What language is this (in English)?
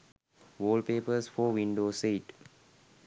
Sinhala